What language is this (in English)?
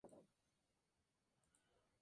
Spanish